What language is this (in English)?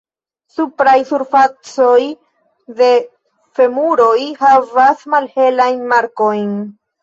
Esperanto